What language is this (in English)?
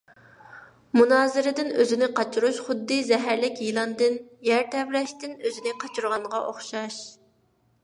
Uyghur